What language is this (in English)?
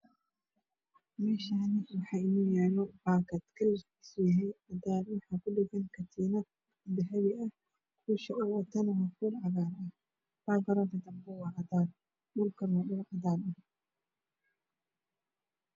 Somali